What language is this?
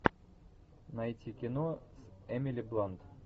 Russian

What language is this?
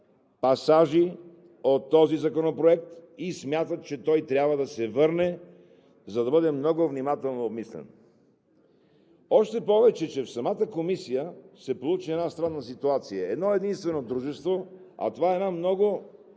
Bulgarian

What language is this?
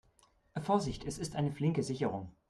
German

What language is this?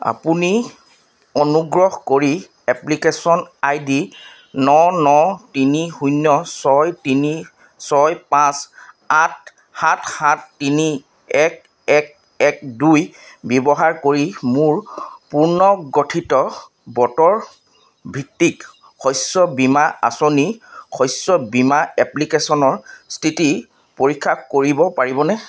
Assamese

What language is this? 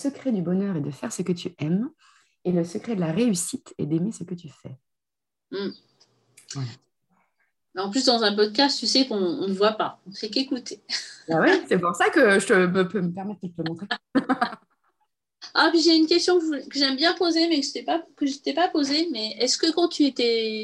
French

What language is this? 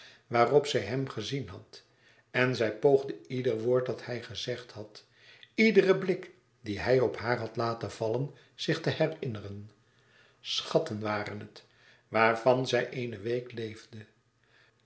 Dutch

